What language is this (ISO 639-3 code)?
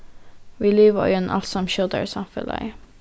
fao